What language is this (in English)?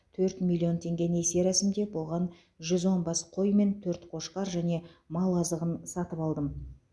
Kazakh